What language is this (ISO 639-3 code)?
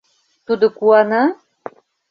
chm